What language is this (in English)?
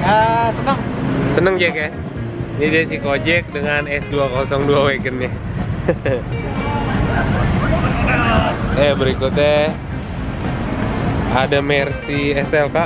Indonesian